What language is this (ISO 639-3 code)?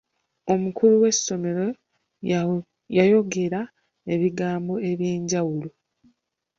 lug